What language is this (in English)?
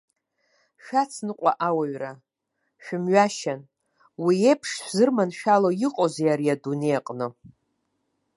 Abkhazian